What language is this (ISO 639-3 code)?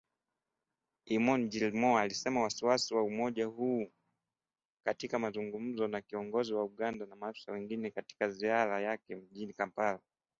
swa